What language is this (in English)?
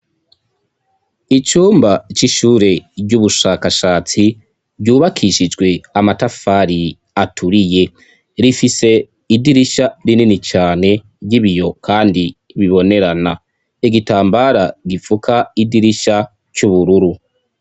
Rundi